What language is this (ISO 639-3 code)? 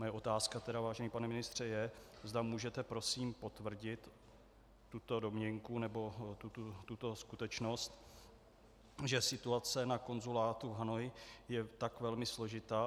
ces